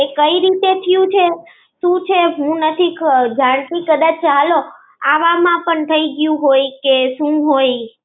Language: Gujarati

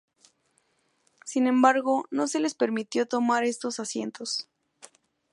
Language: Spanish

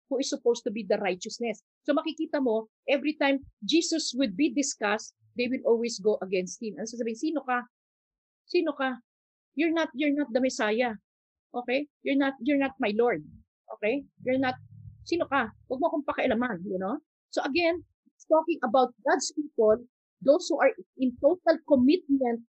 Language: Filipino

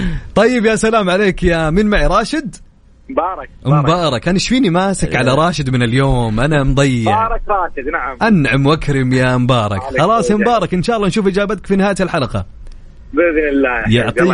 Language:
Arabic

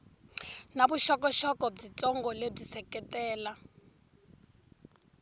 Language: Tsonga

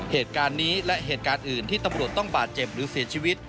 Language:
Thai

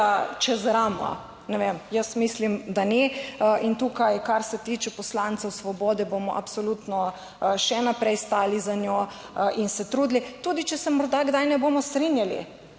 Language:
Slovenian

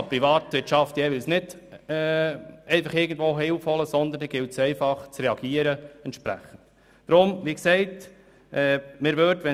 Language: Swiss German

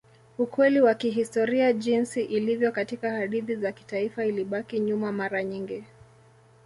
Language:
Swahili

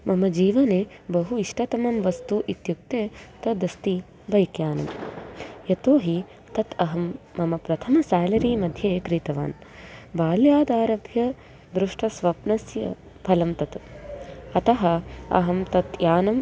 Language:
Sanskrit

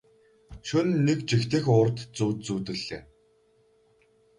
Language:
Mongolian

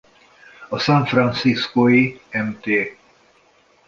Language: Hungarian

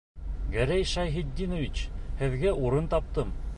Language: Bashkir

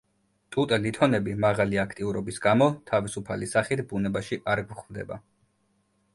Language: Georgian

